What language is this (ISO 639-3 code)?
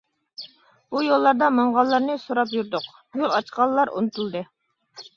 uig